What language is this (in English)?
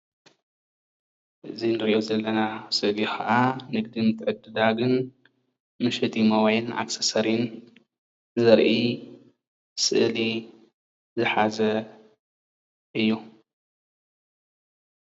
Tigrinya